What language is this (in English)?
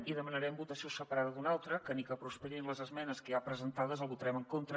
Catalan